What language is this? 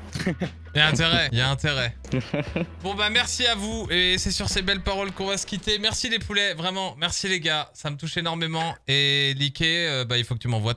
French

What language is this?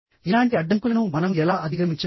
Telugu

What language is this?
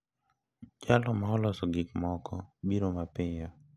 Luo (Kenya and Tanzania)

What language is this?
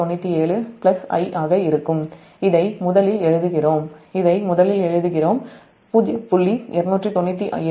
Tamil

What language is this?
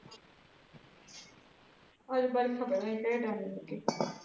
Punjabi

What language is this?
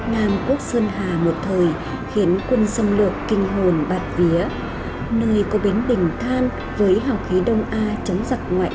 Vietnamese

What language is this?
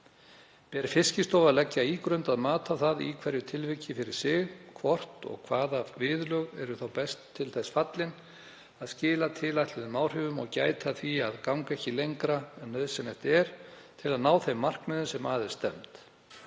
Icelandic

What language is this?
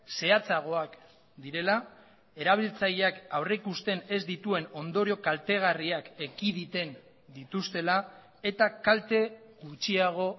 Basque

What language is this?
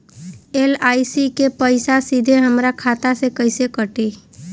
Bhojpuri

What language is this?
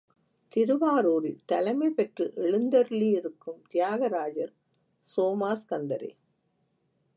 Tamil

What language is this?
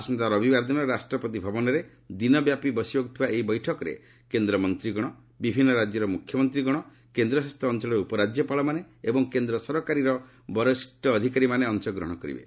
Odia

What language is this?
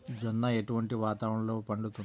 Telugu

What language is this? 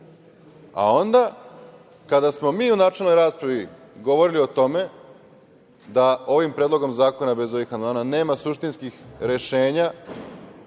Serbian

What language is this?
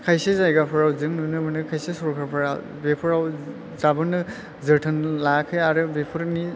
Bodo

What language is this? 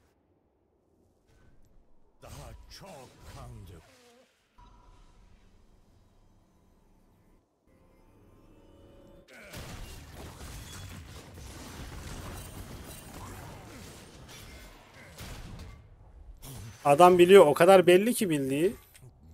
Turkish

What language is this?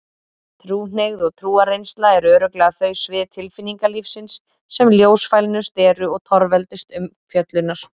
Icelandic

